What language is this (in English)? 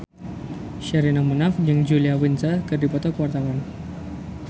Sundanese